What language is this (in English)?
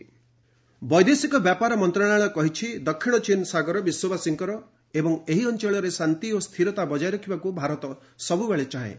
Odia